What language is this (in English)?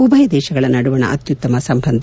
Kannada